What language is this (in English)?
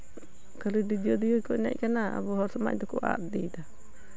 Santali